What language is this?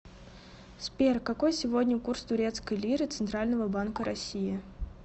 Russian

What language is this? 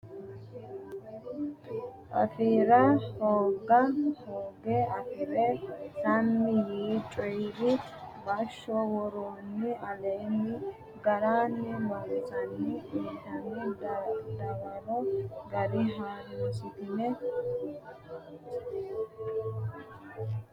Sidamo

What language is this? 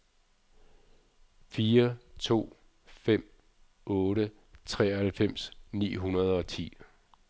Danish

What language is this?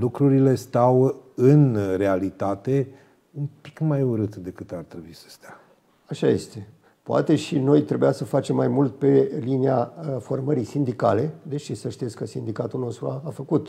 Romanian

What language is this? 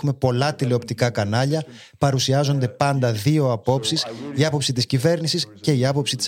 Greek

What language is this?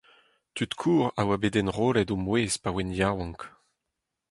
Breton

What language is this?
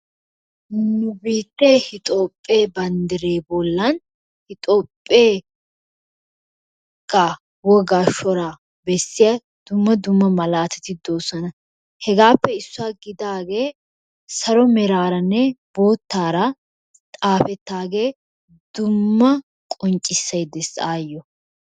Wolaytta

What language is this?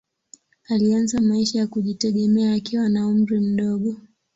Swahili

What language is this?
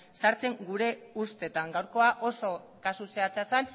Basque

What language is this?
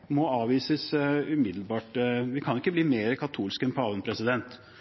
Norwegian Bokmål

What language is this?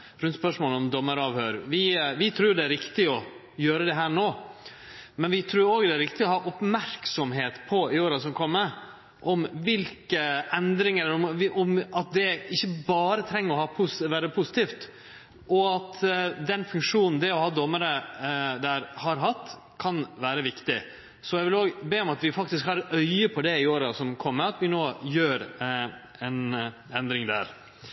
Norwegian Nynorsk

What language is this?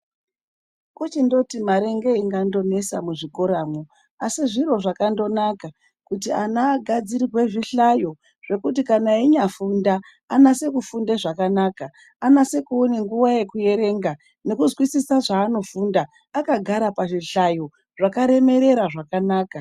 Ndau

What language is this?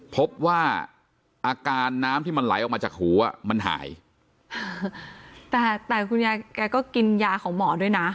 Thai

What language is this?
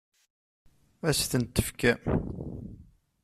Kabyle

